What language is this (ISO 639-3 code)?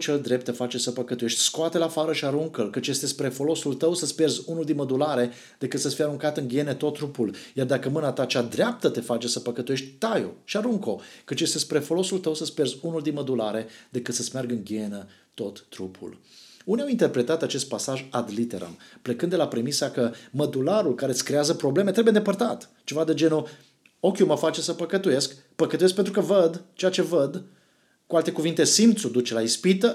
ron